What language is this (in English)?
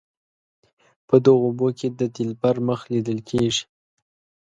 Pashto